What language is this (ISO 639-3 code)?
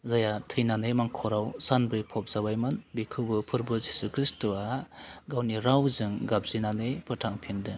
brx